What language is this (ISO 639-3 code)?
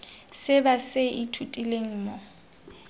tsn